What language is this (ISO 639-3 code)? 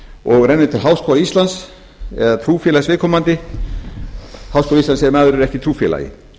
isl